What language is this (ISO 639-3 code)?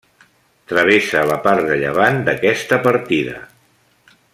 cat